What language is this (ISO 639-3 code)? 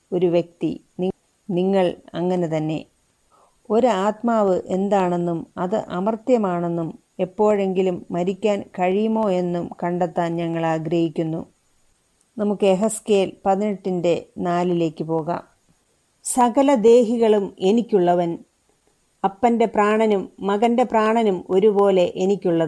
mal